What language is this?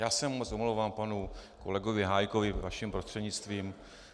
Czech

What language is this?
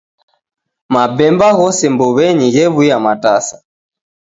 Taita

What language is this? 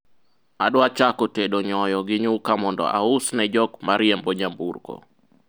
Luo (Kenya and Tanzania)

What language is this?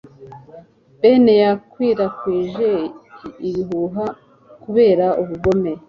Kinyarwanda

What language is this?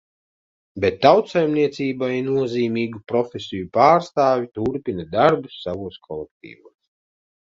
Latvian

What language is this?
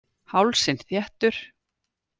Icelandic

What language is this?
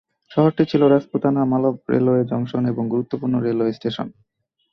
Bangla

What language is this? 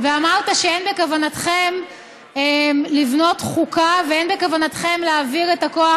Hebrew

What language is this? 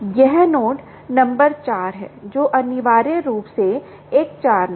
Hindi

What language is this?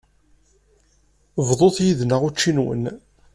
Kabyle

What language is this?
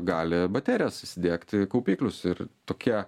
Lithuanian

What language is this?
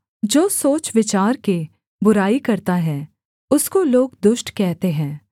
Hindi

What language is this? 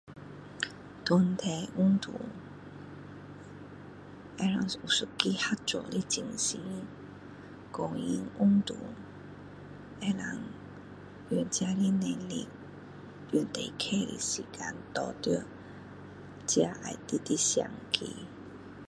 Min Dong Chinese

